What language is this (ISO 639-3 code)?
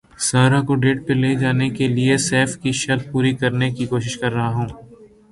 urd